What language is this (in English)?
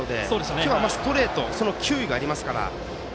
Japanese